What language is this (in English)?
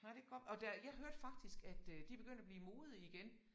Danish